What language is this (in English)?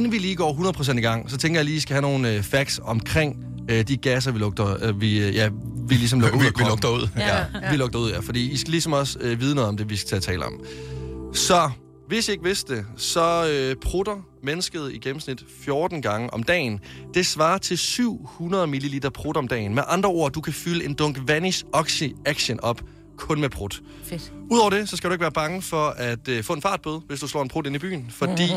Danish